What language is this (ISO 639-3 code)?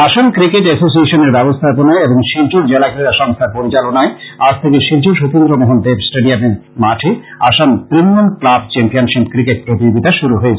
ben